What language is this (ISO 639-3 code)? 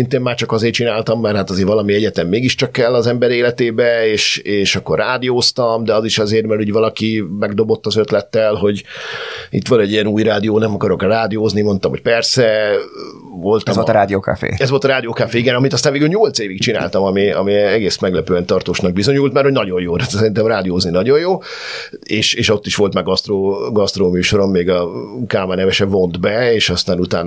hun